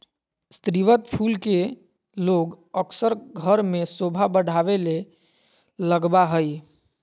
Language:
Magahi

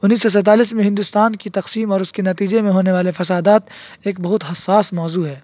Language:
Urdu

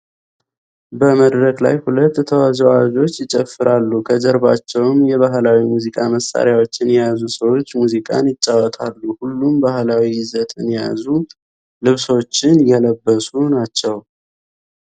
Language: Amharic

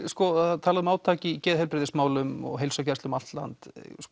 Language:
Icelandic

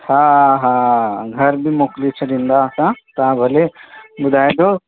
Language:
Sindhi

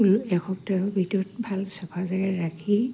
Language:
Assamese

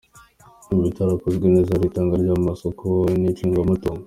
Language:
Kinyarwanda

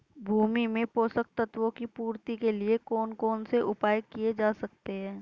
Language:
Hindi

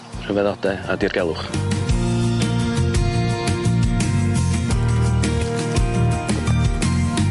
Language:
Welsh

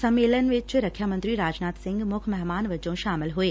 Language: Punjabi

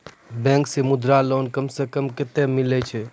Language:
Maithili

